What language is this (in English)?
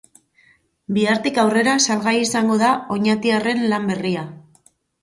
Basque